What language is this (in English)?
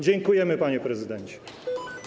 Polish